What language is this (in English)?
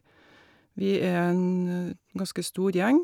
Norwegian